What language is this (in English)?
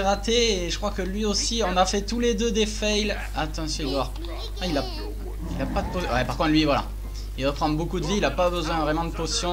French